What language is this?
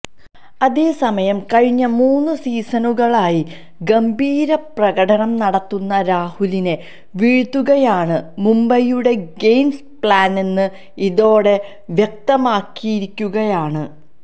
Malayalam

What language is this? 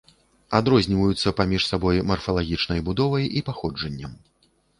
Belarusian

